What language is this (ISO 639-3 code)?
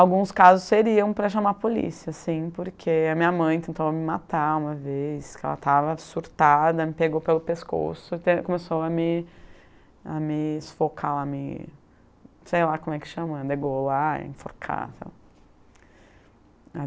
por